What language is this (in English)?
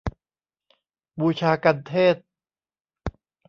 Thai